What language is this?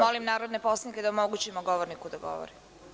Serbian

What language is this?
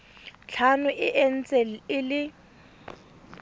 Tswana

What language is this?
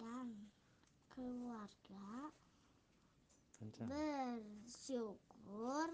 Indonesian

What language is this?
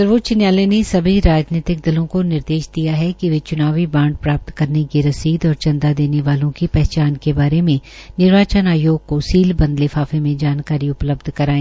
Hindi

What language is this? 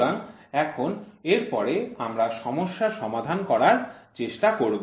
Bangla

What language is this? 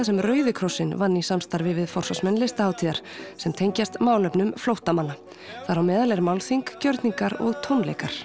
Icelandic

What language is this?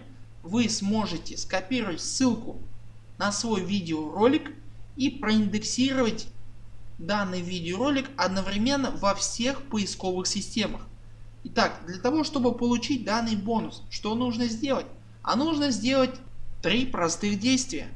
Russian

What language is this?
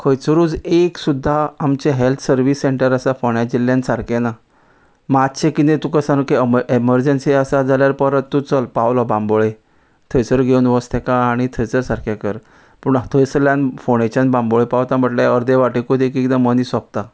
Konkani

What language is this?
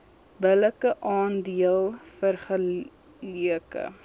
Afrikaans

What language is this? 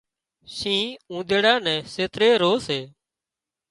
Wadiyara Koli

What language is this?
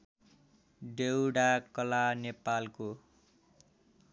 Nepali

